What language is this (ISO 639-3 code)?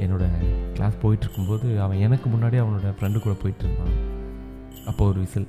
tam